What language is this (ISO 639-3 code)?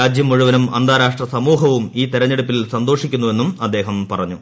mal